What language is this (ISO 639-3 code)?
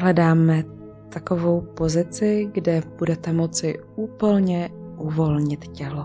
ces